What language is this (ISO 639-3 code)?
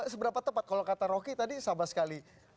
ind